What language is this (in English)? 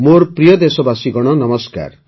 Odia